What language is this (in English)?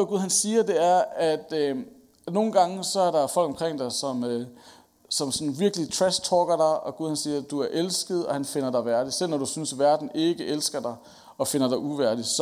Danish